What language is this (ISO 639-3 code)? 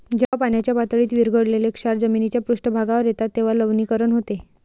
mar